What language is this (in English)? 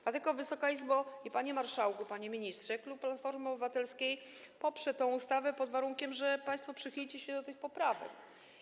Polish